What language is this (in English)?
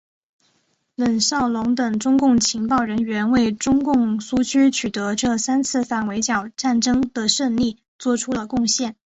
Chinese